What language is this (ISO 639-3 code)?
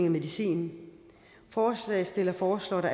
dan